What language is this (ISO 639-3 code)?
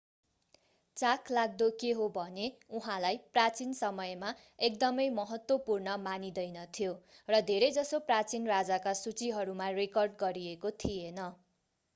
nep